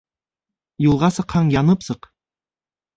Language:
Bashkir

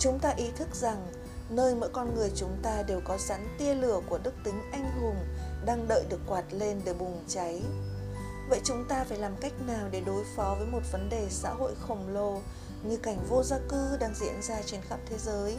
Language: Vietnamese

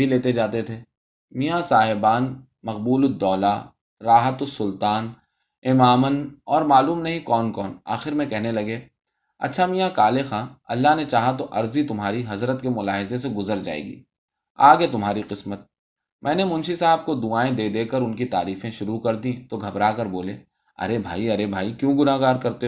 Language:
Urdu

